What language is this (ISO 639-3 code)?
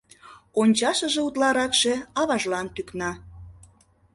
chm